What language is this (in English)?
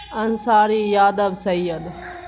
Urdu